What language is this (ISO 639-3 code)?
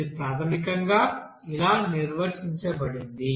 tel